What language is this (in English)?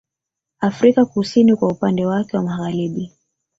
Swahili